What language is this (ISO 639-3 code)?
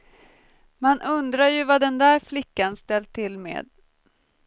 swe